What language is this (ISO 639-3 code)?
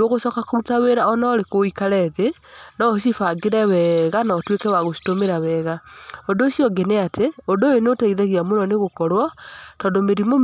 kik